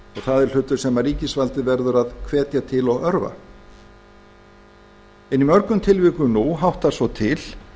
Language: Icelandic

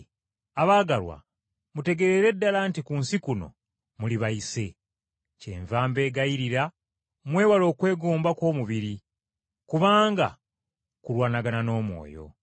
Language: Ganda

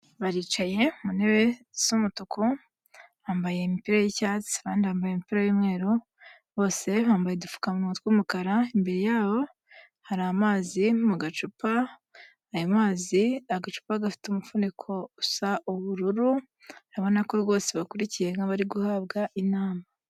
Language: Kinyarwanda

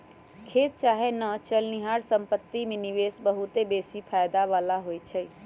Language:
Magahi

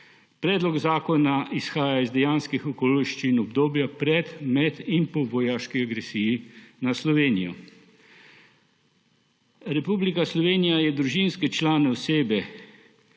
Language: Slovenian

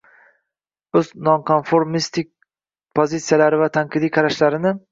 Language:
Uzbek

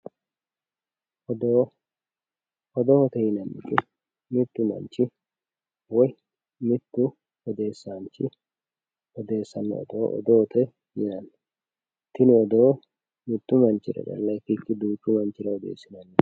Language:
Sidamo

